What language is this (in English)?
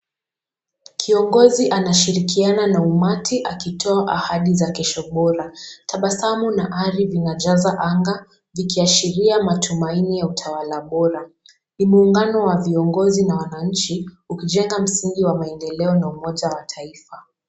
Swahili